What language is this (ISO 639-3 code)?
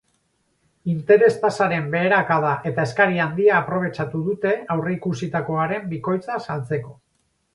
eus